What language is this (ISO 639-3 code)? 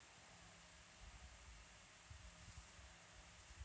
rus